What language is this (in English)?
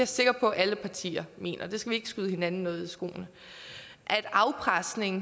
Danish